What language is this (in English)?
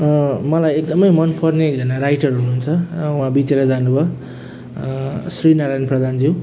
Nepali